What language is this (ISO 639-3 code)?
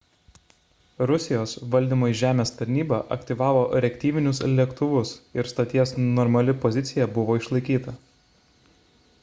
lit